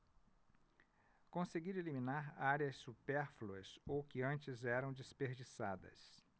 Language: Portuguese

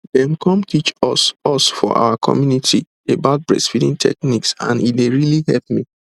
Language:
Nigerian Pidgin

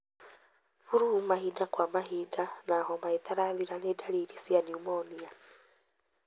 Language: Kikuyu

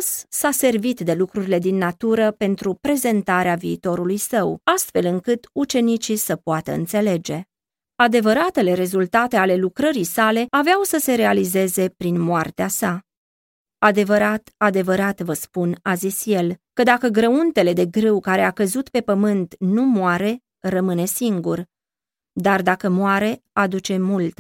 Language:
Romanian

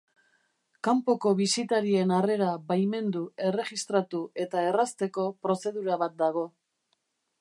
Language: Basque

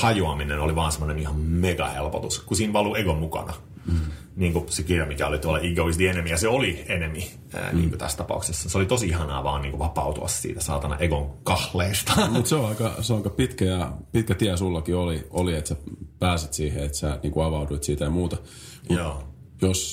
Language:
Finnish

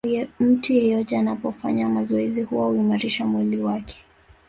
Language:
Swahili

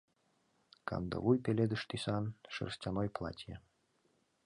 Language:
Mari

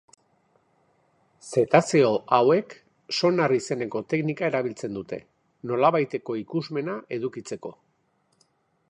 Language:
Basque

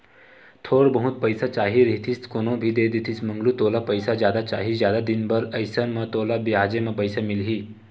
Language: Chhattisgarhi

